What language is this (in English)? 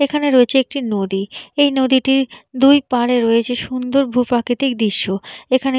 Bangla